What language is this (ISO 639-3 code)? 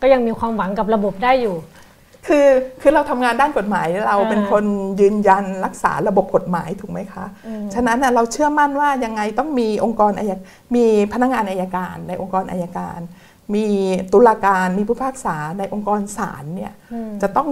tha